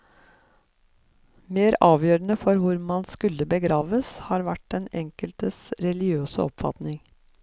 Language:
Norwegian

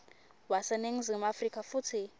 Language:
Swati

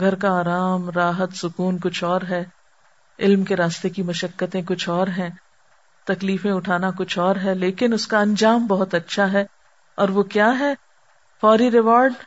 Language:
Urdu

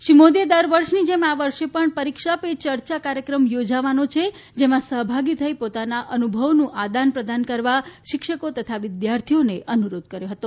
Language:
Gujarati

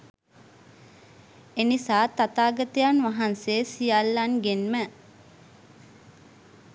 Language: Sinhala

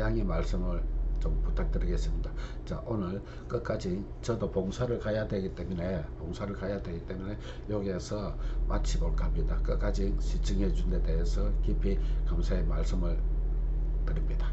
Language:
Korean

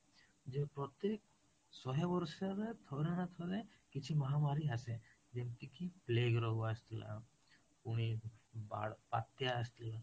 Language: Odia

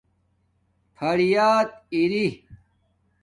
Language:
Domaaki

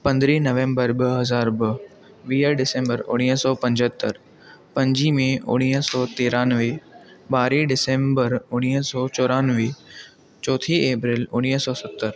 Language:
Sindhi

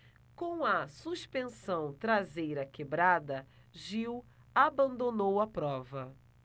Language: Portuguese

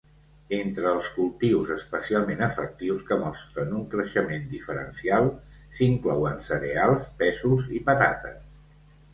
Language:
Catalan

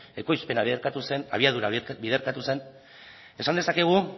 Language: Basque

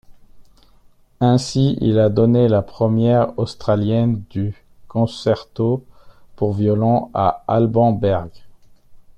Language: French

